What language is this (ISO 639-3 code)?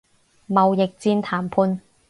yue